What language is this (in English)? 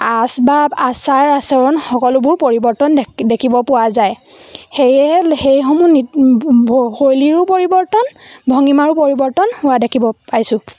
Assamese